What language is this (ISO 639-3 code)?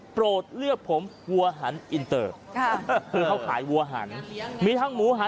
tha